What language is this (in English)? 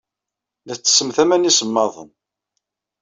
Kabyle